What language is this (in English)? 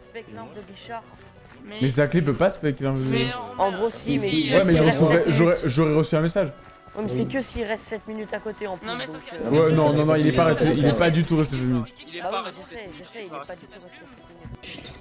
French